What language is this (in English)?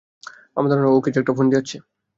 Bangla